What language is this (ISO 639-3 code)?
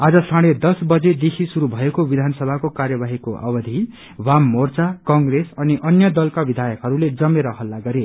nep